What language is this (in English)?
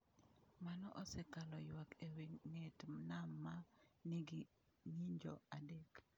Luo (Kenya and Tanzania)